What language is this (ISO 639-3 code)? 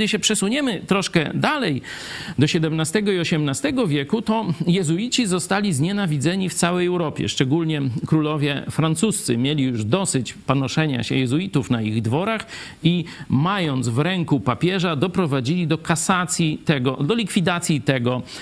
pol